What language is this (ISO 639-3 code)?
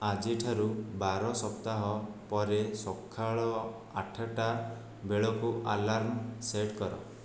ori